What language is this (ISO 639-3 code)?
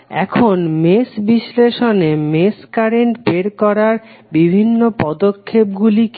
ben